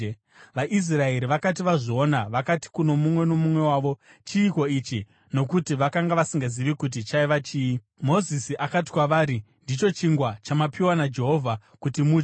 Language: Shona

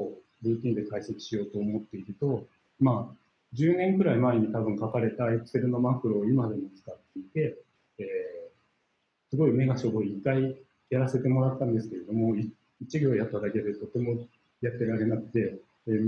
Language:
Japanese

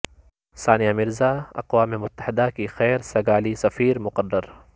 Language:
Urdu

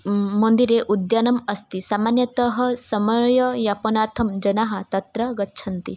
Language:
Sanskrit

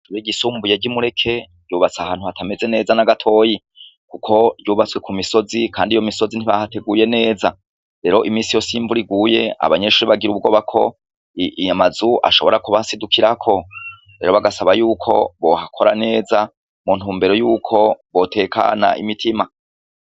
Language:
Rundi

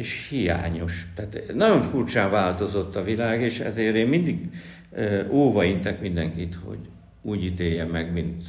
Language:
Hungarian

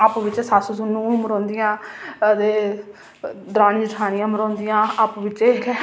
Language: Dogri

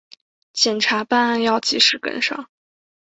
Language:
Chinese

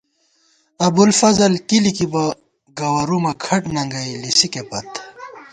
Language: Gawar-Bati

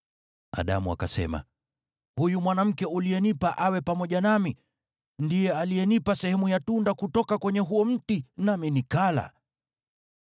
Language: Swahili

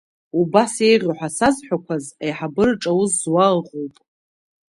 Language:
Abkhazian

